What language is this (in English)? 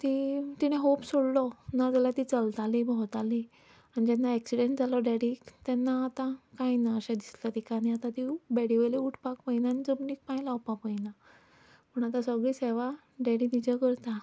Konkani